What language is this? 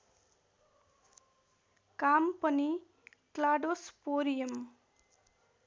Nepali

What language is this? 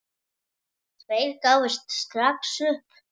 Icelandic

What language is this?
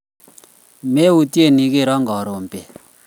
Kalenjin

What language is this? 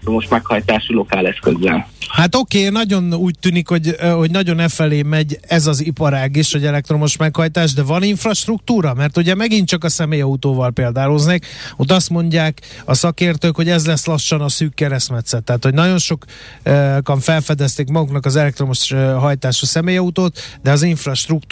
Hungarian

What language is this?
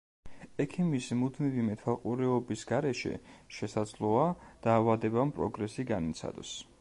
Georgian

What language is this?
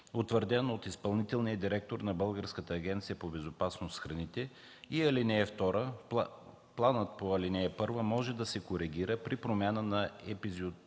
Bulgarian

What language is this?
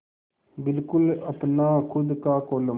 Hindi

